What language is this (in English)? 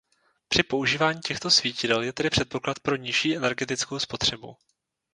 Czech